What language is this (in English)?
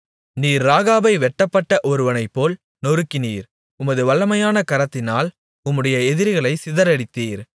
Tamil